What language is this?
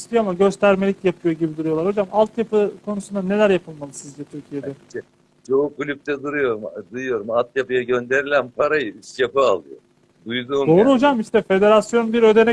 Turkish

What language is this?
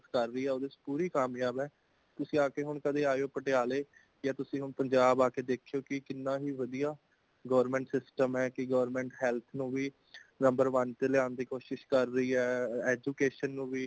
Punjabi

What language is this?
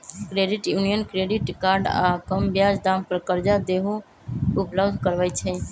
Magahi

